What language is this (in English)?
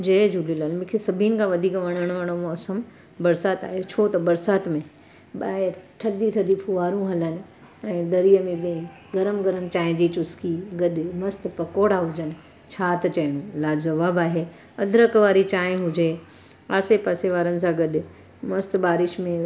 Sindhi